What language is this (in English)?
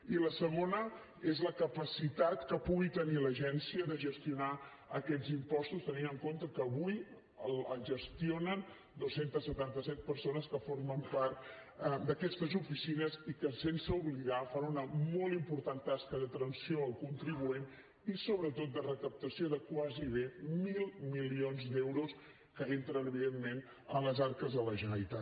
Catalan